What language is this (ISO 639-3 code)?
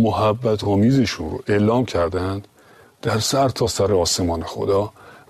fas